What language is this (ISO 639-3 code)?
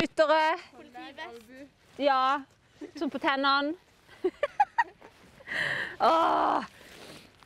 nor